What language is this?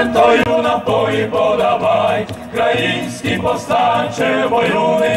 Czech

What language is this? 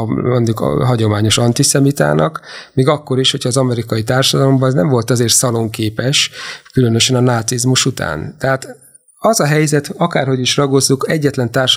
Hungarian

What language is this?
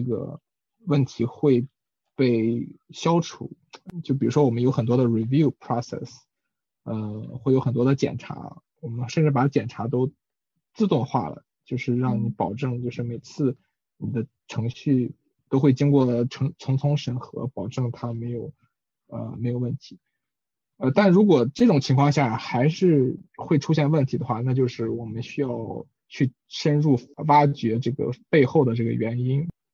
Chinese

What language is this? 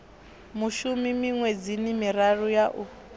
Venda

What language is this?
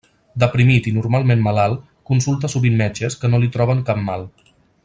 Catalan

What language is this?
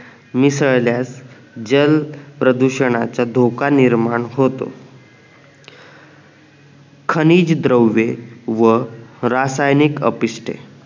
Marathi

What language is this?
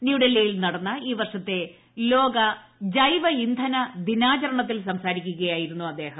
Malayalam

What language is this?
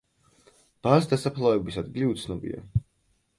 Georgian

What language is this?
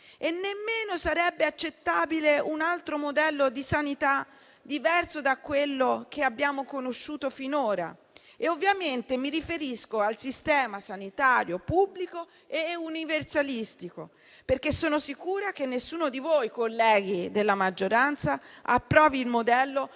Italian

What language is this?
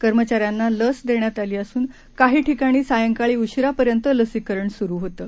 Marathi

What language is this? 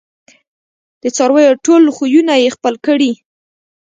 Pashto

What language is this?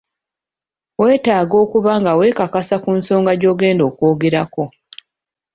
Ganda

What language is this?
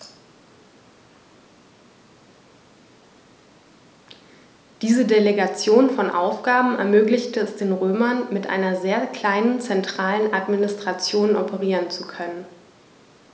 German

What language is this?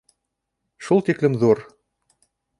Bashkir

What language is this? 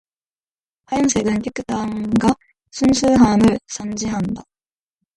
Korean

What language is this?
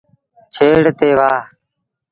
Sindhi Bhil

